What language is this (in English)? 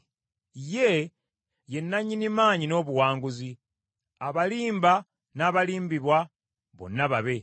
Ganda